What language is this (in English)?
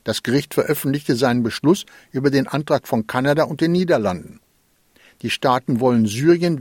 German